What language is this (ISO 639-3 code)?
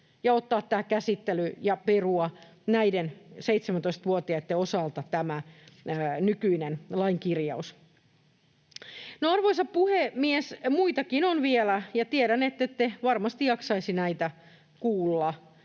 fin